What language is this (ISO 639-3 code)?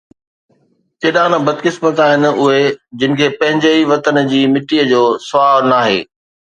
snd